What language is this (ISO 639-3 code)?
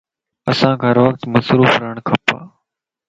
lss